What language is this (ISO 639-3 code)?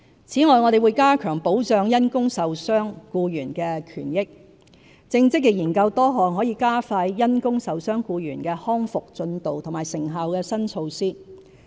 yue